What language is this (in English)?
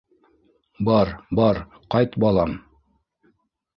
Bashkir